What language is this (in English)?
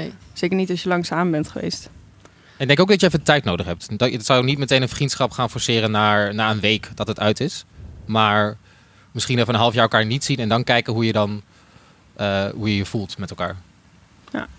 Dutch